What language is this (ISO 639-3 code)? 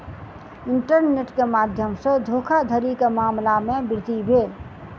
mai